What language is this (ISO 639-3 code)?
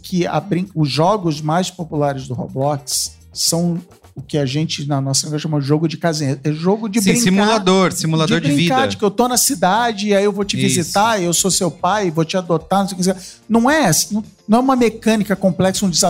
por